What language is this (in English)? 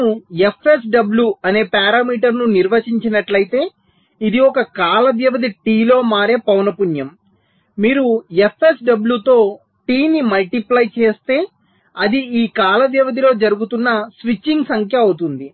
Telugu